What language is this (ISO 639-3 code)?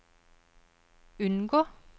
nor